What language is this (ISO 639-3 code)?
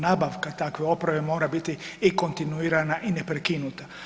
hrv